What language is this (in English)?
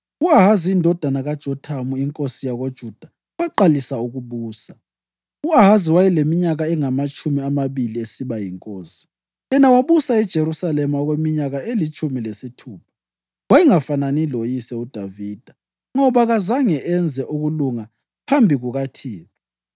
North Ndebele